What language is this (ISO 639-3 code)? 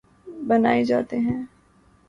urd